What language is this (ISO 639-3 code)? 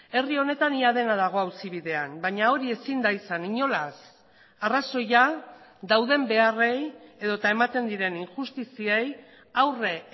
eus